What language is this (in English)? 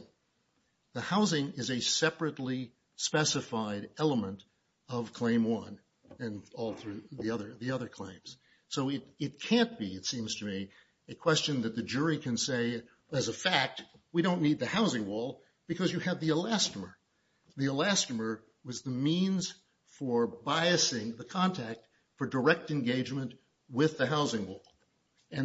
English